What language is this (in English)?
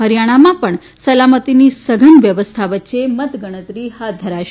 Gujarati